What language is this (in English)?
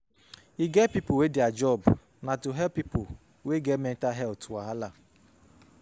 Nigerian Pidgin